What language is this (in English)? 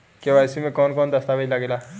Bhojpuri